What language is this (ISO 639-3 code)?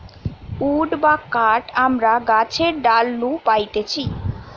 ben